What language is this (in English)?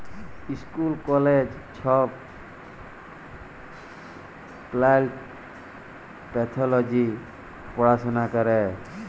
Bangla